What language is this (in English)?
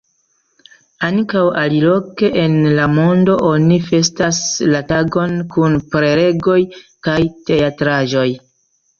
Esperanto